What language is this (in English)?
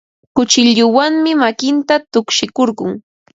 Ambo-Pasco Quechua